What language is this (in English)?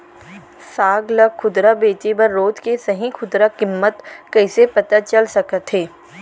Chhattisgarhi